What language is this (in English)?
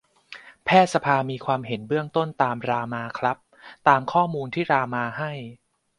Thai